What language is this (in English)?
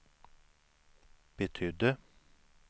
Swedish